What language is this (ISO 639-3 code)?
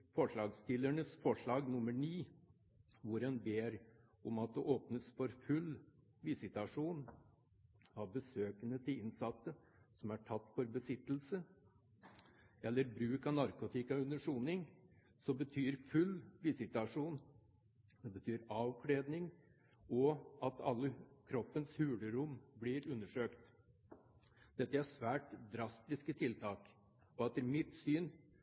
nob